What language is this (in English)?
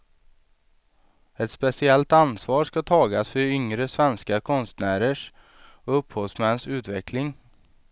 Swedish